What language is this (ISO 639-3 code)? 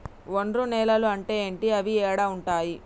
tel